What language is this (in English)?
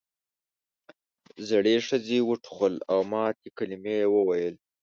Pashto